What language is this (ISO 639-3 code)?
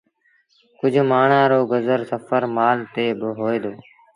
sbn